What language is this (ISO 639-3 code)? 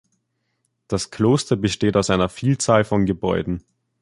deu